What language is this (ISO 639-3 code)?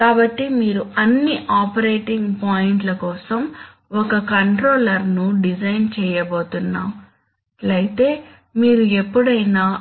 tel